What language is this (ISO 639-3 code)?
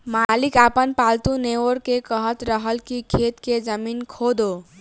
bho